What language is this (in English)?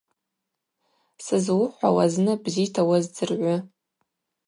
Abaza